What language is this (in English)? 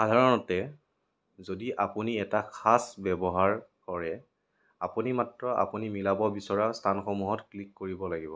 Assamese